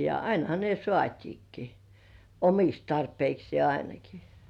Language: Finnish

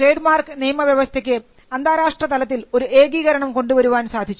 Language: Malayalam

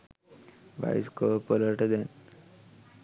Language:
Sinhala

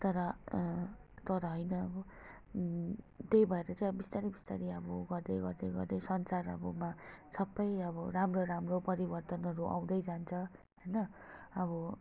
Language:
Nepali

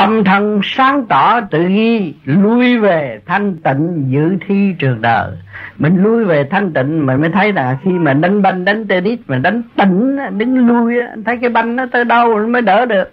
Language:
Vietnamese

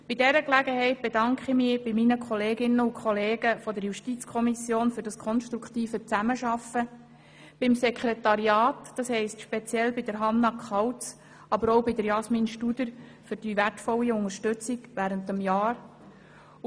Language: Swiss German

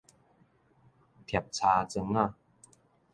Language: Min Nan Chinese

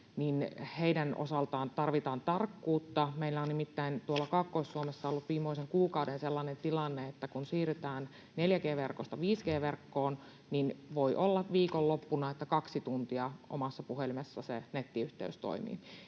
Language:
Finnish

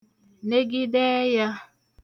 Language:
Igbo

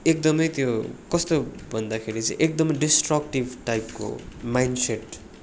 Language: Nepali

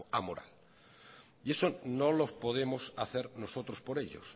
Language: Spanish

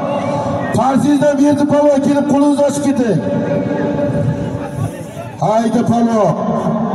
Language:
Arabic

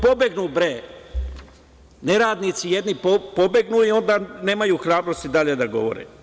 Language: Serbian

